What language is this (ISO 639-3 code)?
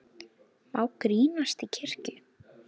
isl